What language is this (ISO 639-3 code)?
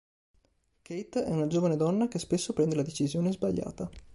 ita